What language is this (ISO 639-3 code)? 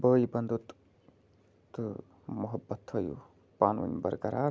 kas